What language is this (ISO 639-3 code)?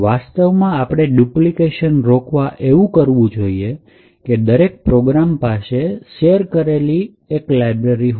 guj